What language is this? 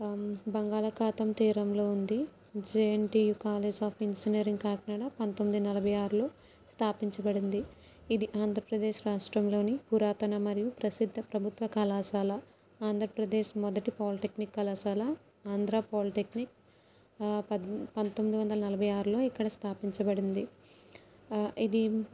Telugu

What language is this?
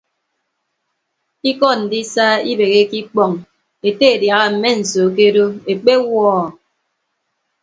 Ibibio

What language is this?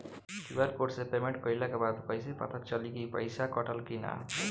Bhojpuri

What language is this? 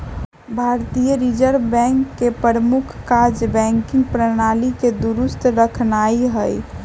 Magahi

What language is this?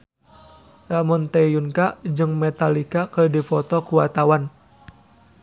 Sundanese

